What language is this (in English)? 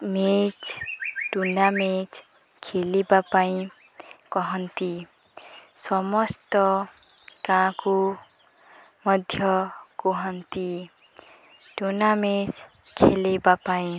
Odia